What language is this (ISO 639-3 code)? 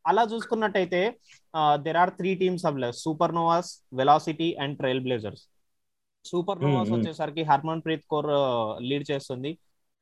tel